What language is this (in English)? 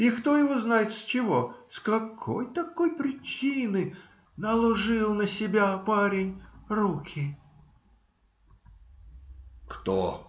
Russian